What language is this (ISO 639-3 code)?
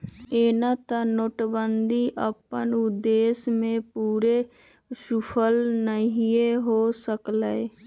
mag